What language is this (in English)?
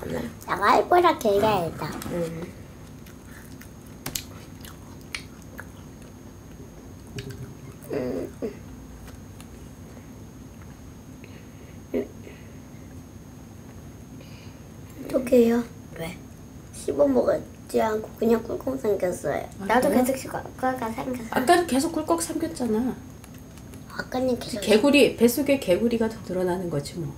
Korean